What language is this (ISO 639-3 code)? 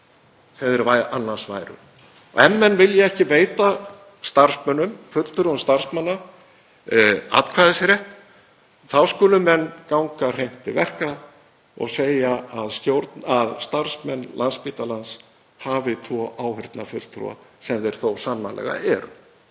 isl